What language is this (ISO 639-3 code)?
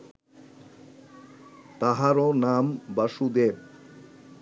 ben